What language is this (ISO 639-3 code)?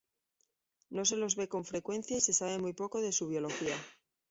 spa